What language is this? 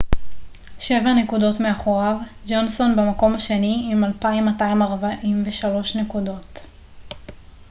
Hebrew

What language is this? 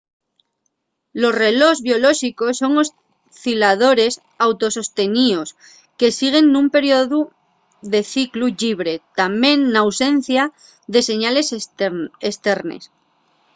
Asturian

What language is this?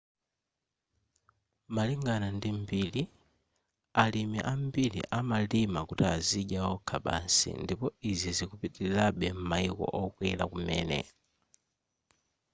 Nyanja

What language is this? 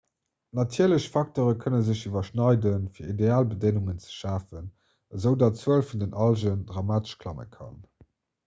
Luxembourgish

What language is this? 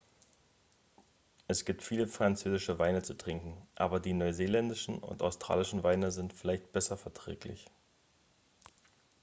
German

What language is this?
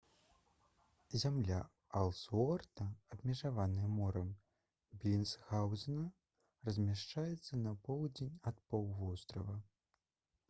Belarusian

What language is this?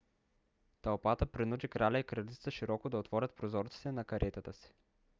Bulgarian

